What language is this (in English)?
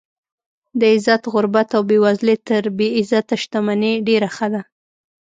Pashto